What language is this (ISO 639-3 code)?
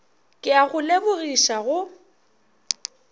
nso